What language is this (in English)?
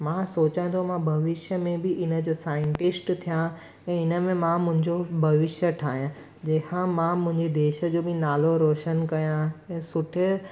Sindhi